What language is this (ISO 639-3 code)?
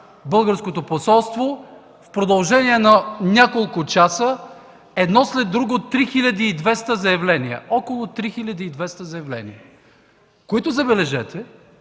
bul